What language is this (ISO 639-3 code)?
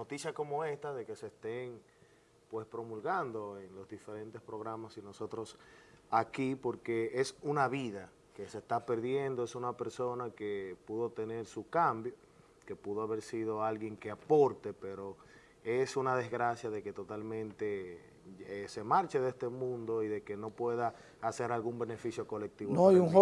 spa